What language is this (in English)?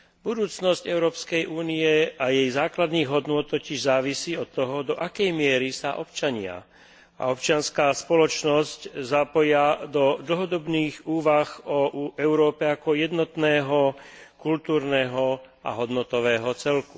Slovak